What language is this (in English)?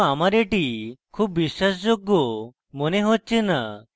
Bangla